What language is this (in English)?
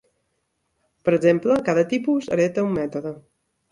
Catalan